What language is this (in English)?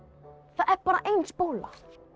Icelandic